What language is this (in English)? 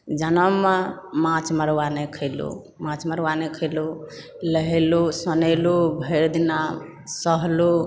Maithili